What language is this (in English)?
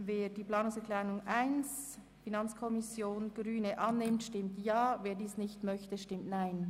Swiss German